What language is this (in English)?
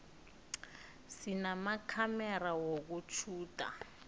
South Ndebele